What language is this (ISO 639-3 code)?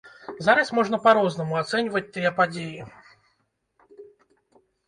bel